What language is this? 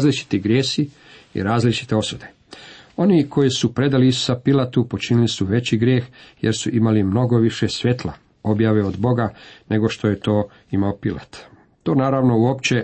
Croatian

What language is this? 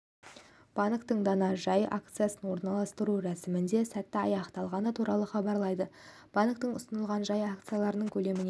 Kazakh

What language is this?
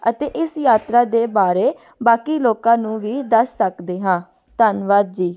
Punjabi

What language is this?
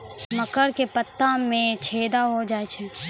Maithili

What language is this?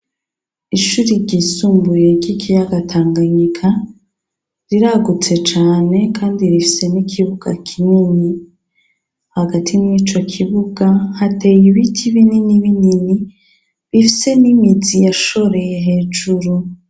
Rundi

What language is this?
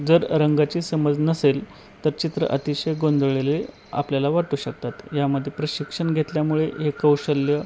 Marathi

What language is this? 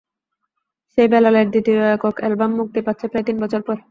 Bangla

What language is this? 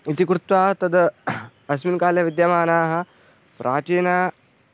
Sanskrit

